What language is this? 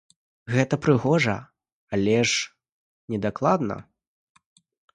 Belarusian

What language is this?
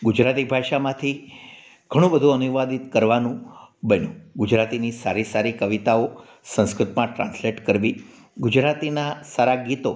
Gujarati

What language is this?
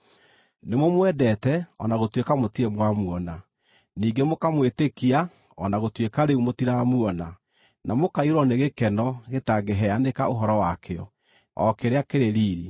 Kikuyu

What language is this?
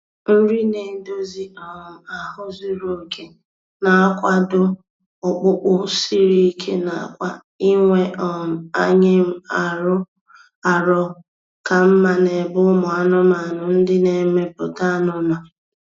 Igbo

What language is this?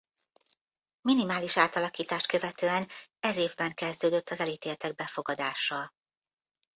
Hungarian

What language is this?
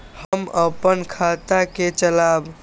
Maithili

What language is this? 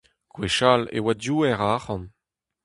Breton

